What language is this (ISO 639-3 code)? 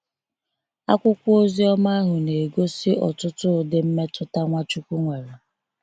ibo